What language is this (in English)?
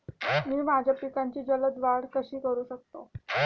Marathi